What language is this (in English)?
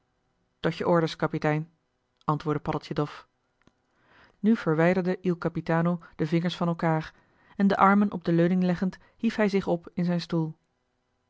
Dutch